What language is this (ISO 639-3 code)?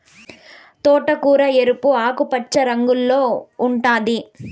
tel